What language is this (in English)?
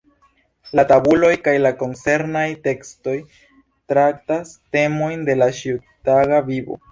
Esperanto